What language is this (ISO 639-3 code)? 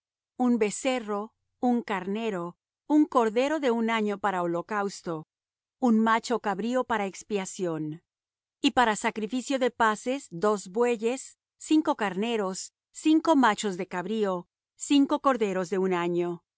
spa